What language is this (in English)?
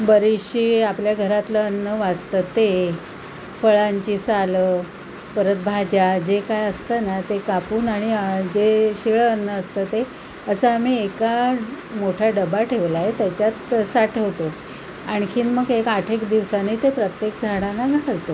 Marathi